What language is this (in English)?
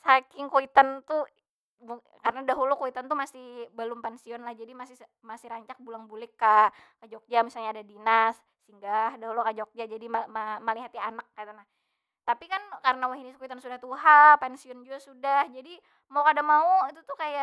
Banjar